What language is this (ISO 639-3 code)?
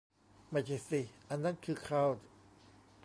tha